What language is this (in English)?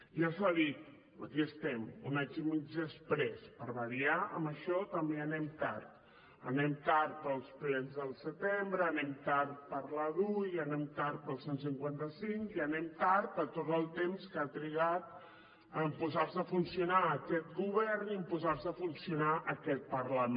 Catalan